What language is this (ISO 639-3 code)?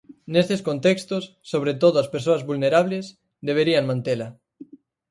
glg